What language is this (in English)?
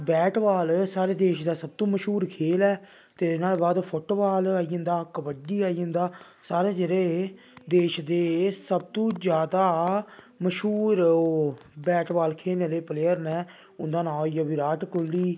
Dogri